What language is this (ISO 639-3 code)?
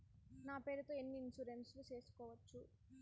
tel